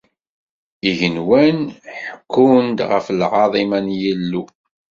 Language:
Kabyle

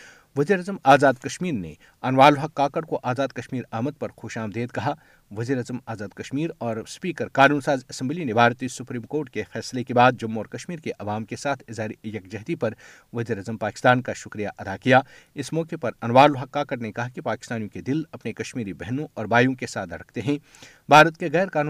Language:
Urdu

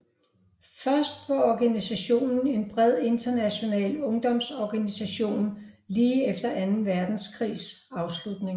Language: Danish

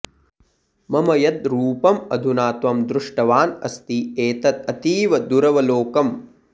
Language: Sanskrit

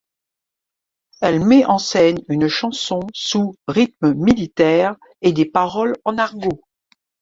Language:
French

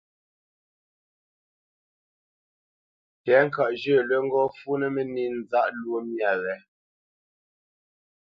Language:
Bamenyam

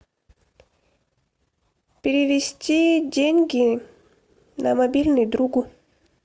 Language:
Russian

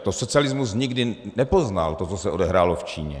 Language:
Czech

